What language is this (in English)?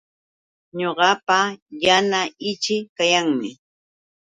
Yauyos Quechua